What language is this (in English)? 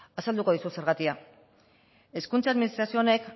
Basque